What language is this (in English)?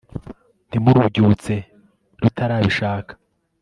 Kinyarwanda